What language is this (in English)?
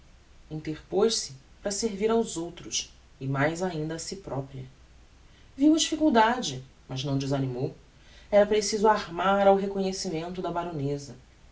Portuguese